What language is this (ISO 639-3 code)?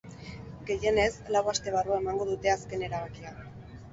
eus